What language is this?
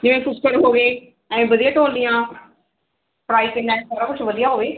Punjabi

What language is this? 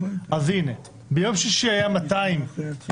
Hebrew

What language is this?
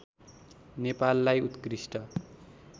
Nepali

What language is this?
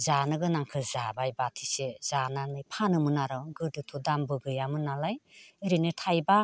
Bodo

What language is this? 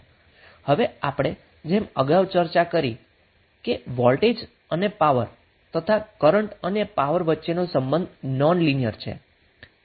Gujarati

